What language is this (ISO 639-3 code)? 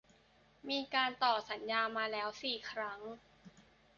tha